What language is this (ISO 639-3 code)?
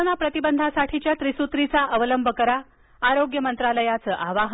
mar